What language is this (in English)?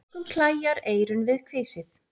Icelandic